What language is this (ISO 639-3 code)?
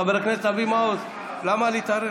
heb